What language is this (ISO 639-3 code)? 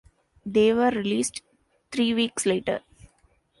eng